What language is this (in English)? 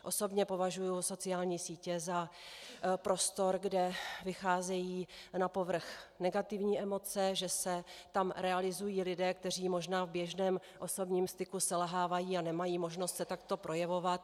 Czech